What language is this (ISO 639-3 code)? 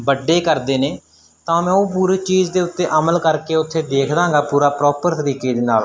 pan